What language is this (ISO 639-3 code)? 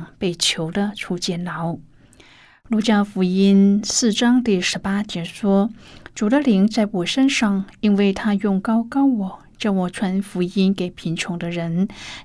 zho